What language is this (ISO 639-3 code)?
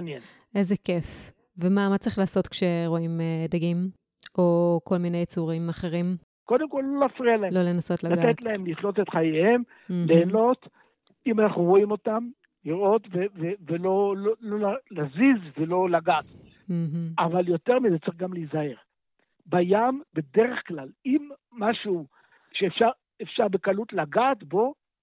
heb